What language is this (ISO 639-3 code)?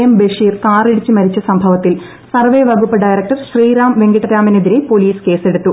mal